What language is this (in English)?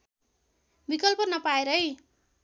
Nepali